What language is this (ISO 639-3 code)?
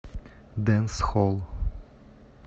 rus